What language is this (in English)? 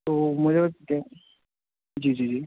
Urdu